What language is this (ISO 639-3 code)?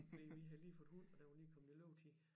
dan